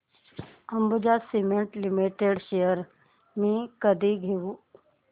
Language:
Marathi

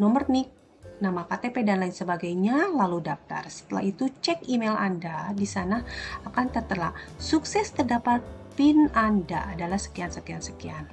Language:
Indonesian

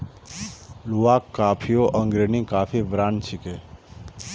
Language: Magahi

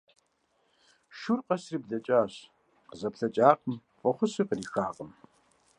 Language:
Kabardian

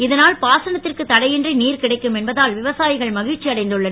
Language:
Tamil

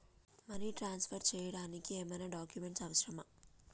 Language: Telugu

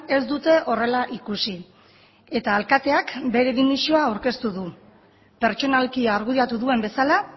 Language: Basque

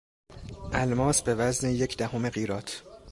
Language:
Persian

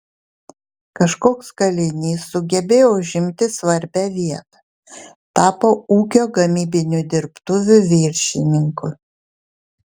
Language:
Lithuanian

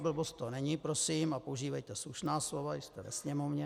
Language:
Czech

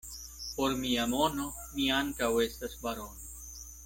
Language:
Esperanto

